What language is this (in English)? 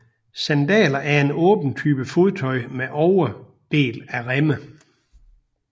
Danish